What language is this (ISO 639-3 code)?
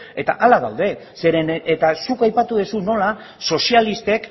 eus